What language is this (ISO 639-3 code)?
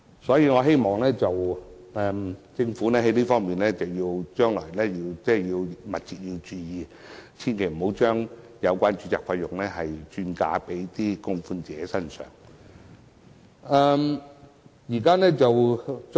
yue